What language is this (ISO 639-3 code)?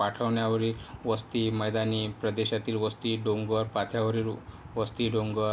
mar